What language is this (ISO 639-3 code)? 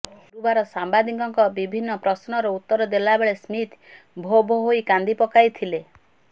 ori